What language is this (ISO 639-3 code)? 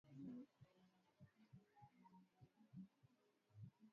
swa